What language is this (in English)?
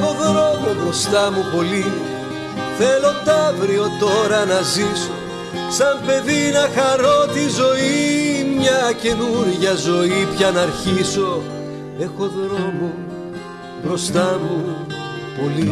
Greek